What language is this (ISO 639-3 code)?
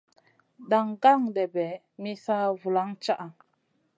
mcn